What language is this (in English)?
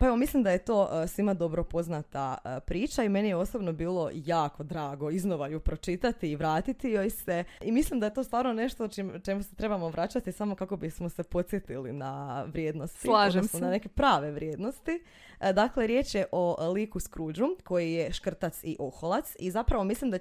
Croatian